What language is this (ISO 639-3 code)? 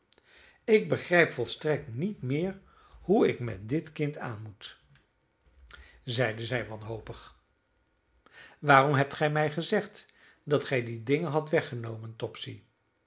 nld